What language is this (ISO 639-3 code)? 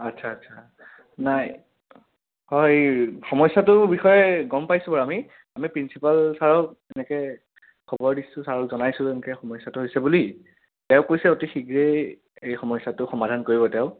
asm